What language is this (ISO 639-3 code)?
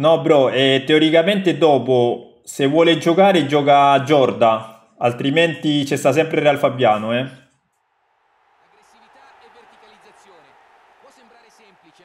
ita